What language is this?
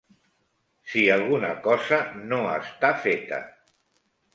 Catalan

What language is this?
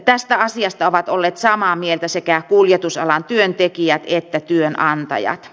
Finnish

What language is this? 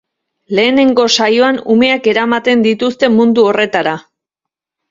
Basque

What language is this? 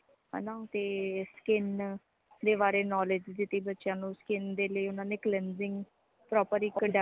Punjabi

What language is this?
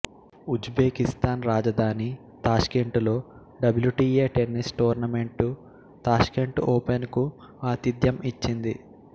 Telugu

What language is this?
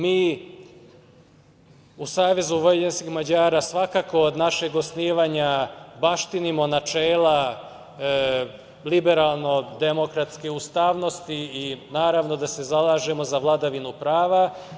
Serbian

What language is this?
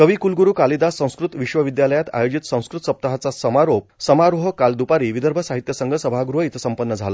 Marathi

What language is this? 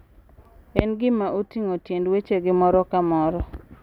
Luo (Kenya and Tanzania)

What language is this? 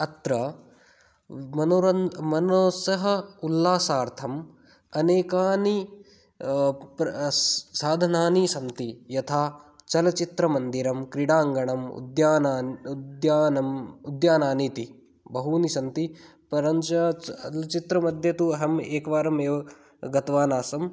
Sanskrit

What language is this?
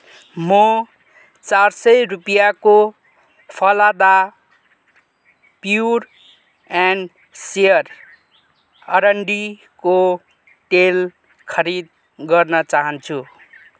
Nepali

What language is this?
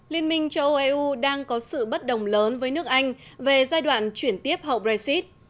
Vietnamese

